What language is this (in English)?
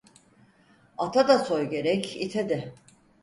Turkish